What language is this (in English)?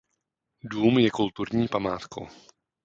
Czech